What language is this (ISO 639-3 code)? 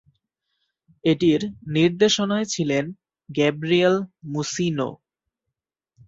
ben